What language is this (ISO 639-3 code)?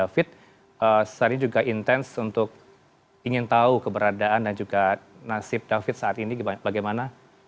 ind